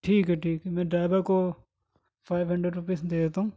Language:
Urdu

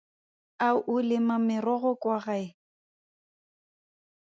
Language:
Tswana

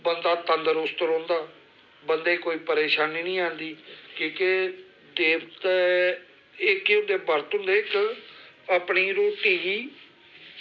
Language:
Dogri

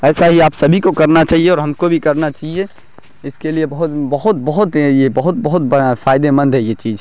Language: Urdu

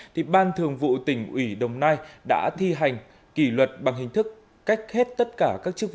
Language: Vietnamese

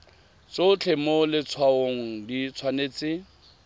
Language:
Tswana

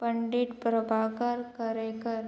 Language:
Konkani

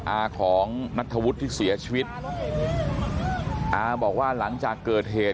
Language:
Thai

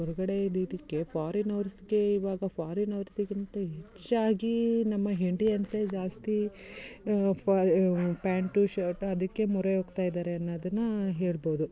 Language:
Kannada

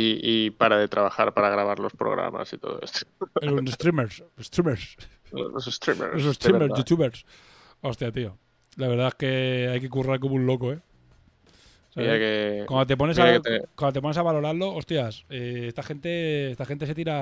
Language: Spanish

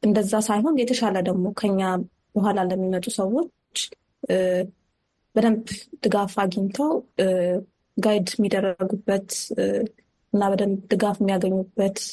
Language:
Amharic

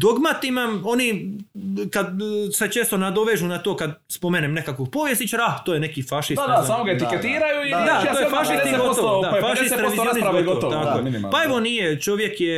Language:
Croatian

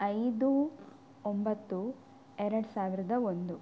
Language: Kannada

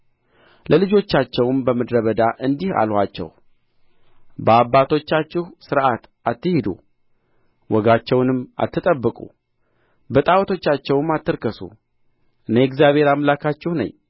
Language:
Amharic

